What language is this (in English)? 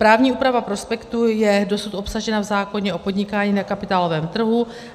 Czech